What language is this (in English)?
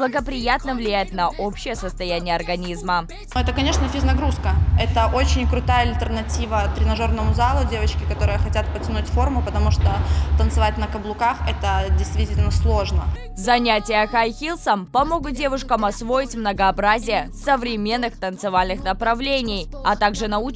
Russian